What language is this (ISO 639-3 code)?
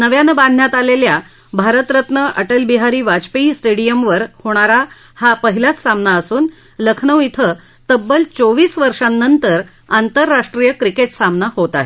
mar